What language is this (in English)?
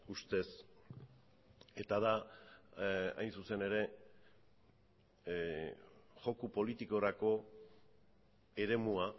Basque